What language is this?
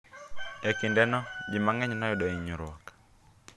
Luo (Kenya and Tanzania)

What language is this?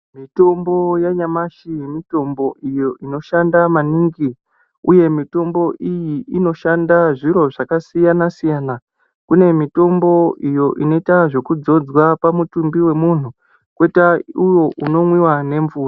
Ndau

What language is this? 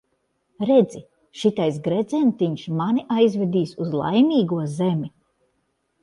Latvian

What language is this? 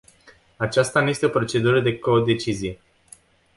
Romanian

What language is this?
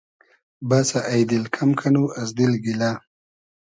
Hazaragi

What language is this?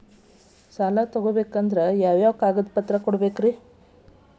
Kannada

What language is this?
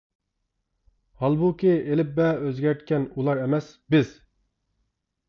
Uyghur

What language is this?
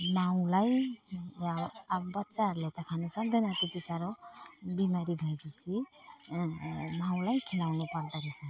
Nepali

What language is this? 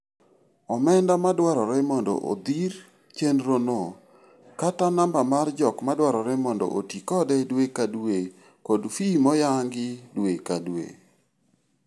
Luo (Kenya and Tanzania)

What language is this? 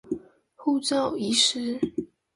Chinese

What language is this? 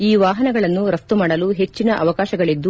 Kannada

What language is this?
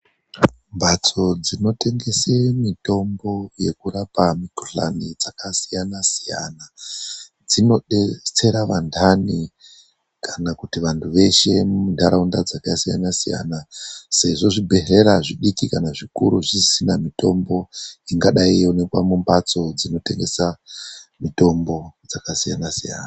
Ndau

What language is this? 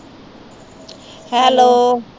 Punjabi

